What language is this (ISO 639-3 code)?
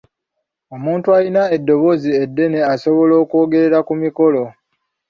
lug